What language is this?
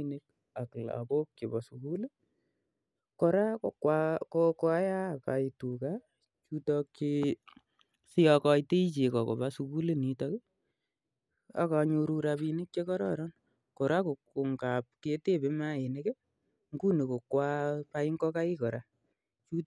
Kalenjin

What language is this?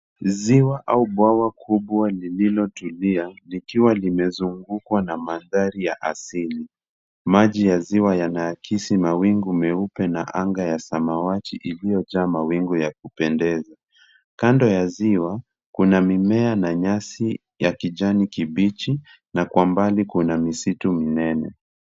Swahili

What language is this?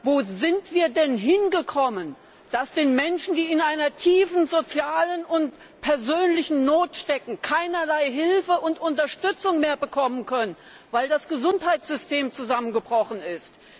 German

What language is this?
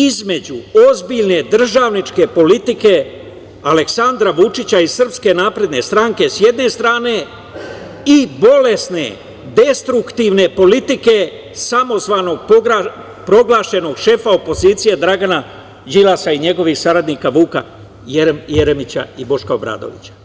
Serbian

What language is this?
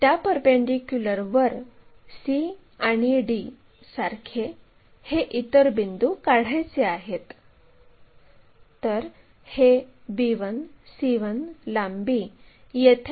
Marathi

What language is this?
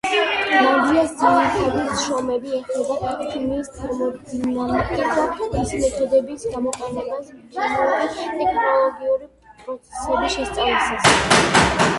Georgian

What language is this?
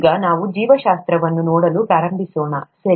Kannada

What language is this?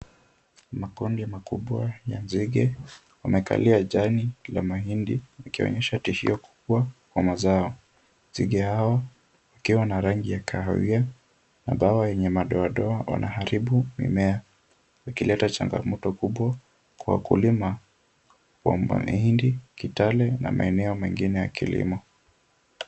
Swahili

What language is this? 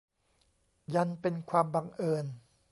Thai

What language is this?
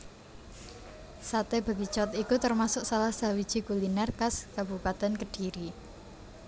Javanese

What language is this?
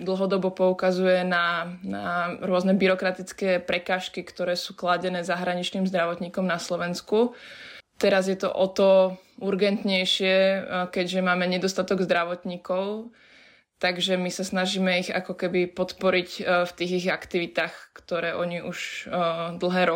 Slovak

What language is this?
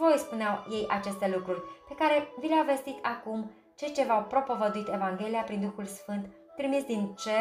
Romanian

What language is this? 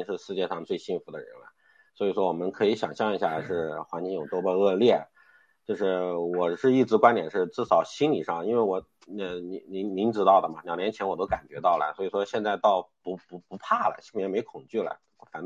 Chinese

